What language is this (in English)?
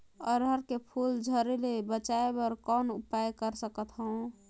Chhattisgarhi